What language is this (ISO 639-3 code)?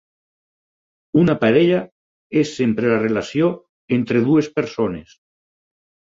cat